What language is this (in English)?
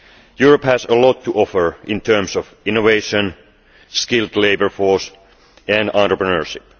English